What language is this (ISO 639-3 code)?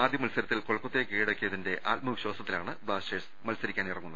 mal